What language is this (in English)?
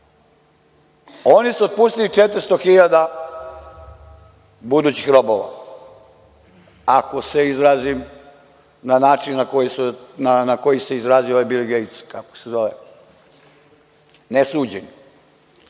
Serbian